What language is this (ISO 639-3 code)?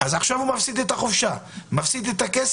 heb